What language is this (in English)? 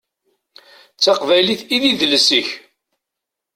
Kabyle